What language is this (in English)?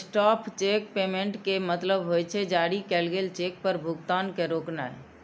Maithili